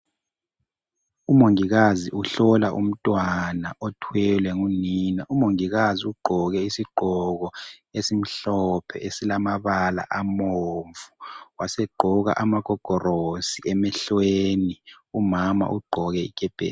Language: North Ndebele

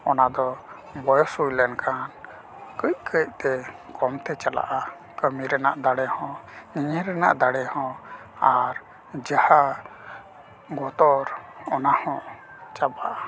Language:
Santali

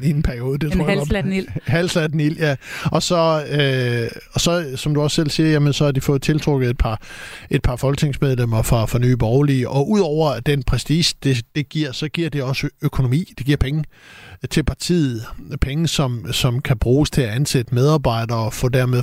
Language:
Danish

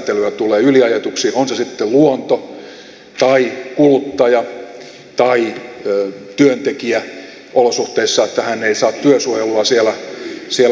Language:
Finnish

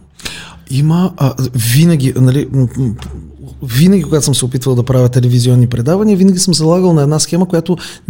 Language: Bulgarian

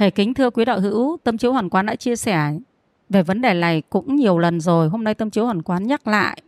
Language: Vietnamese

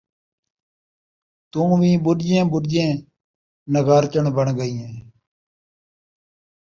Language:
Saraiki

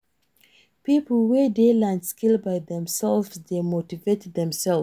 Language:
Nigerian Pidgin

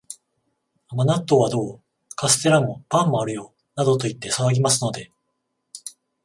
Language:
Japanese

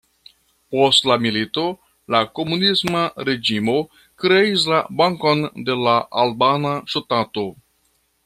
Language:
Esperanto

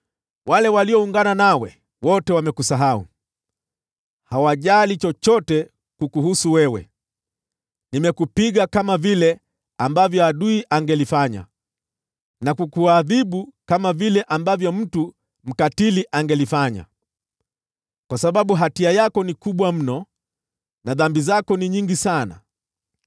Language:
Swahili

